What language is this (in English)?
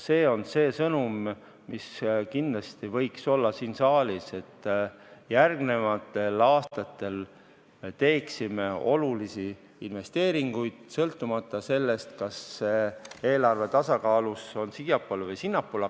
Estonian